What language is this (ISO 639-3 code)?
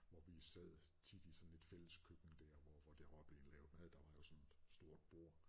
dan